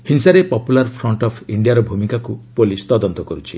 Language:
Odia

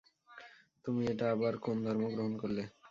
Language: Bangla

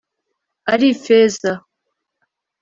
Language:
Kinyarwanda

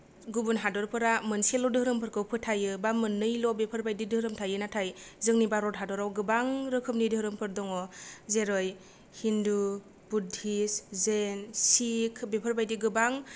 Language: Bodo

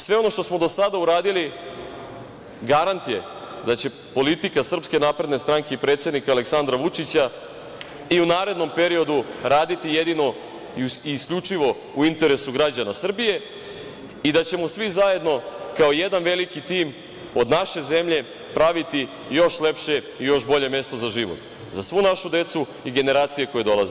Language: Serbian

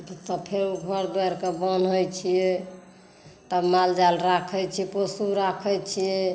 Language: Maithili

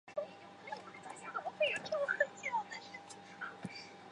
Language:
Chinese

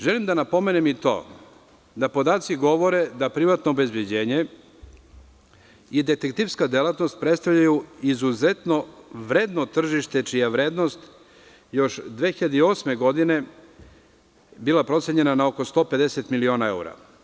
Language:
Serbian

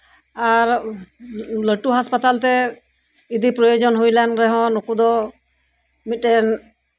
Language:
Santali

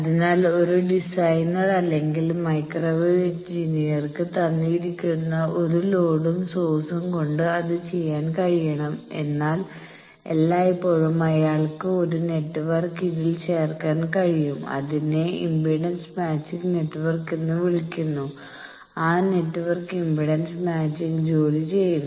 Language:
Malayalam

